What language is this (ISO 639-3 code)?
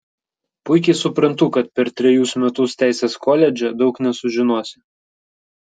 lit